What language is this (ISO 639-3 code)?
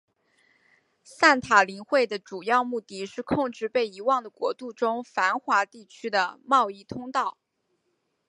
zho